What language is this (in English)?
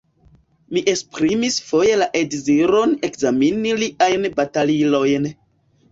Esperanto